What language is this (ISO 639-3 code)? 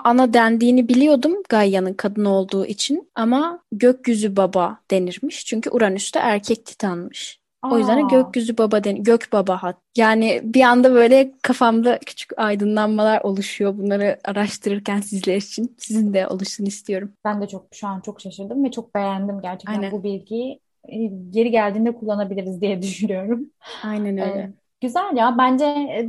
tur